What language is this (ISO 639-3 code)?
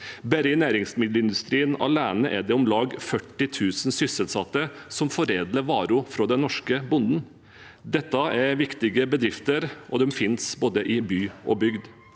nor